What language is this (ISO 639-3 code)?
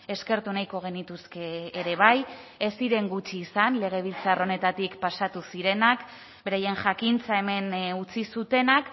eus